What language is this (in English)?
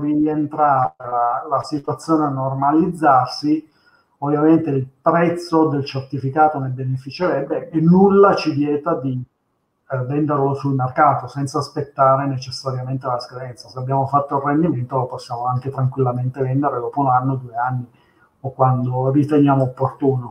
Italian